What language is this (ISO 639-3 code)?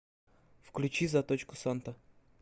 rus